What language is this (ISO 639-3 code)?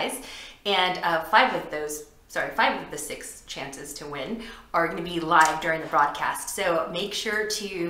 eng